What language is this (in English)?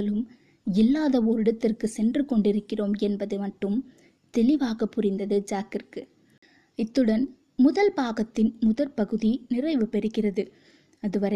Tamil